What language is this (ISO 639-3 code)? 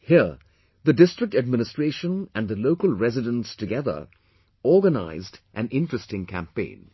eng